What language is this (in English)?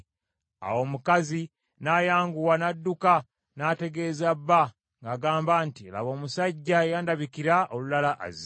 Ganda